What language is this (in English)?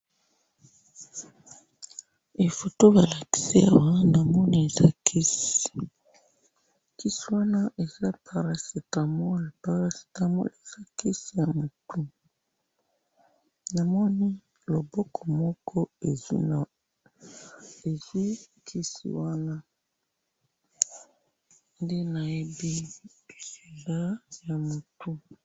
Lingala